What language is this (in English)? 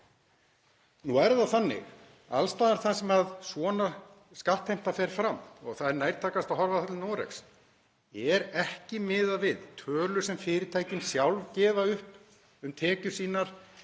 Icelandic